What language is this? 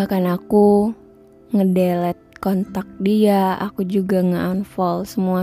Indonesian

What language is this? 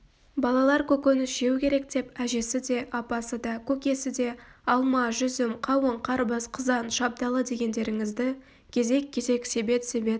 Kazakh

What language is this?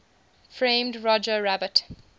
English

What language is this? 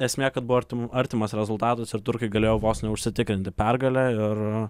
Lithuanian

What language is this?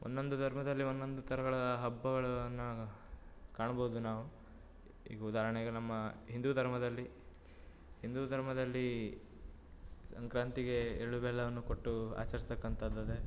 Kannada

